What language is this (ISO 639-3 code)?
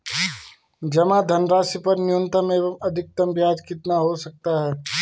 hin